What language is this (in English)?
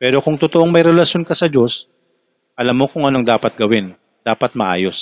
Filipino